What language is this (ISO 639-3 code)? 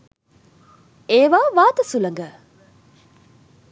sin